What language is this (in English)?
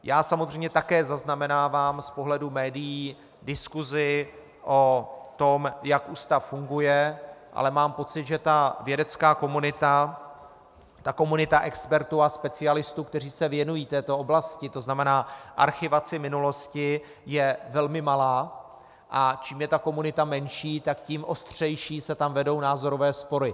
Czech